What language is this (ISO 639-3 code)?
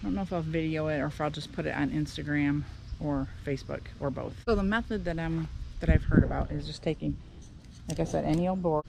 eng